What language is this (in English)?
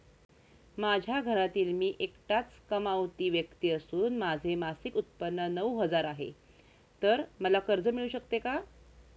Marathi